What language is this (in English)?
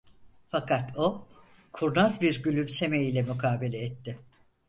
Turkish